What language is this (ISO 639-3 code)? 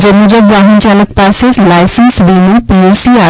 guj